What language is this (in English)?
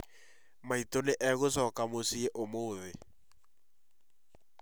Kikuyu